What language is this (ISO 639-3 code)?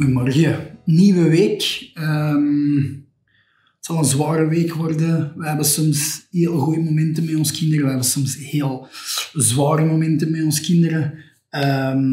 nld